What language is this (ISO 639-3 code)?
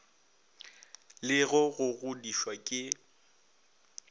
nso